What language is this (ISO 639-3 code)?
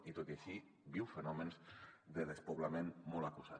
cat